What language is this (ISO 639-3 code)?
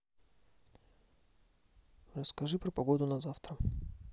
rus